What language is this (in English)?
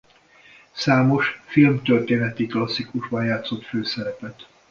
Hungarian